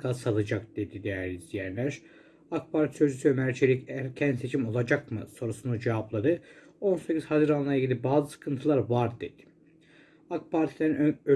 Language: Turkish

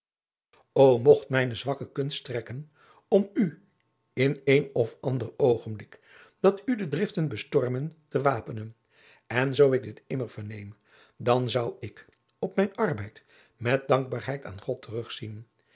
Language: Dutch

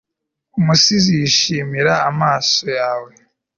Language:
Kinyarwanda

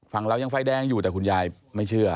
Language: Thai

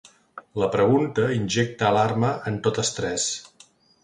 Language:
Catalan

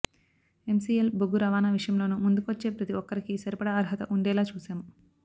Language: Telugu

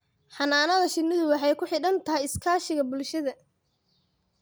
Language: Somali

